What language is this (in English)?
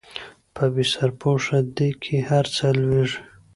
Pashto